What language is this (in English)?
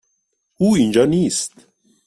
Persian